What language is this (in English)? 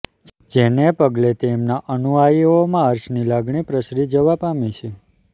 Gujarati